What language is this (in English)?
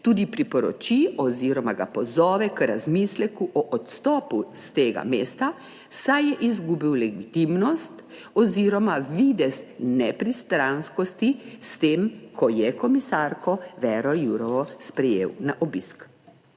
Slovenian